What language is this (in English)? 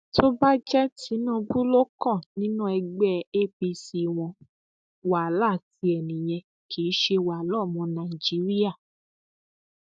Yoruba